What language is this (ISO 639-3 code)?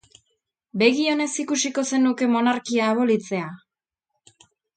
eus